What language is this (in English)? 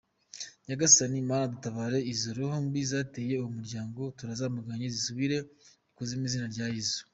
Kinyarwanda